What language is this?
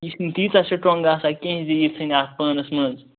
Kashmiri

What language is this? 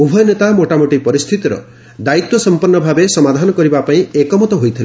Odia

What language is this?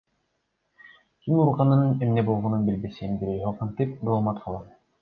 Kyrgyz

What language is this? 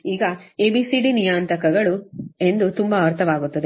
Kannada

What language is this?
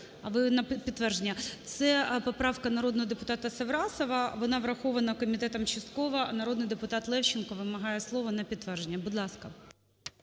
Ukrainian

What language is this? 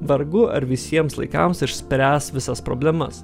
Lithuanian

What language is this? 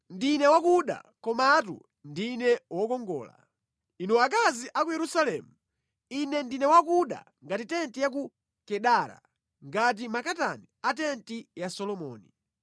Nyanja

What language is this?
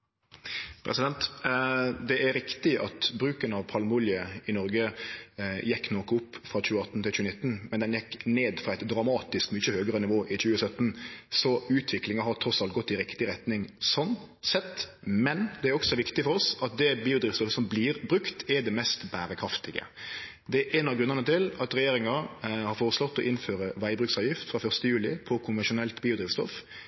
Norwegian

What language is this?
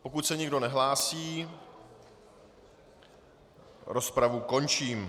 Czech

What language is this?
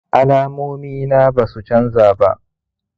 Hausa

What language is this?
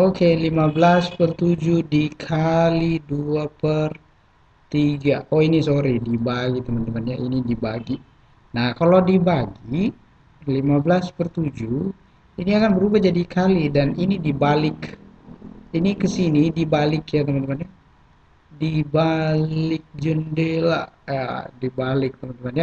Indonesian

